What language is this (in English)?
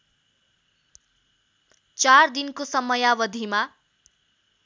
Nepali